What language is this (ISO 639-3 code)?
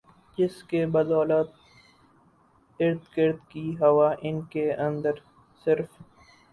urd